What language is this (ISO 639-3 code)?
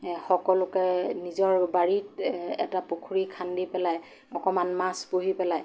asm